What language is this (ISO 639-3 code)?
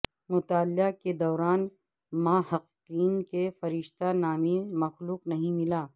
urd